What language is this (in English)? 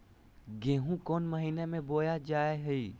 Magahi